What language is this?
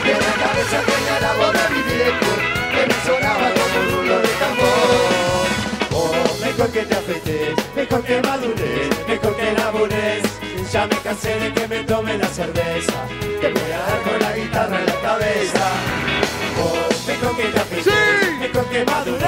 Bulgarian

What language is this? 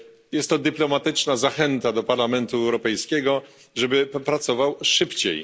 Polish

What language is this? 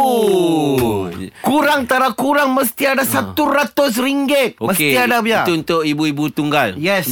Malay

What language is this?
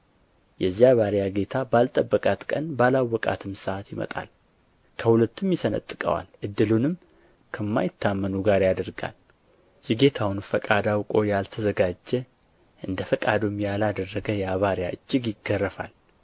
Amharic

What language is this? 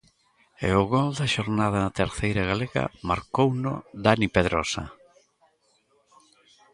Galician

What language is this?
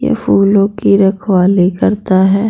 Hindi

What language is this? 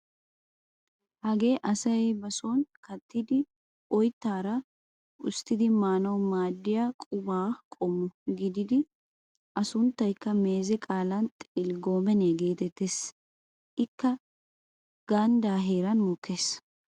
Wolaytta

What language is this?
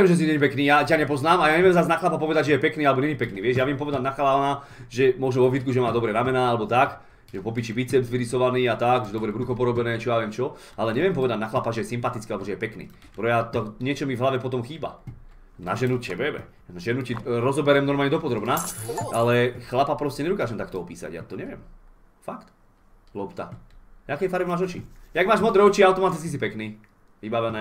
Czech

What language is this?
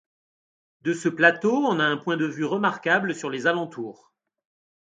French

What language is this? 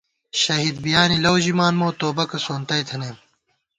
Gawar-Bati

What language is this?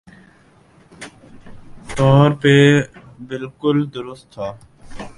Urdu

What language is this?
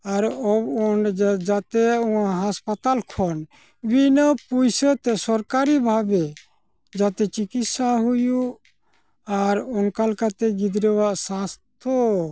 Santali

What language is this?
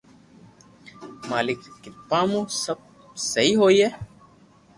Loarki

